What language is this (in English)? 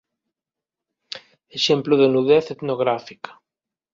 Galician